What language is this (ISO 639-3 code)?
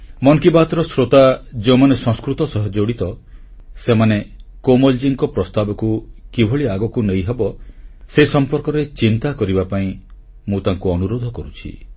ori